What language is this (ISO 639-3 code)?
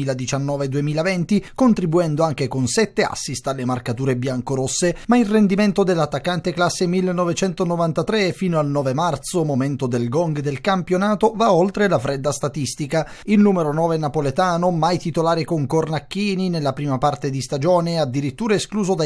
ita